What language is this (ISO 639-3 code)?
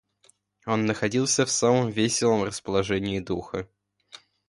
rus